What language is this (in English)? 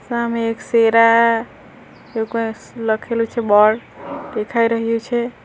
Gujarati